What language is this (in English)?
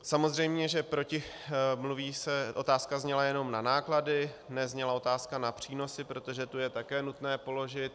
Czech